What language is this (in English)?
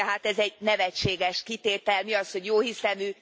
Hungarian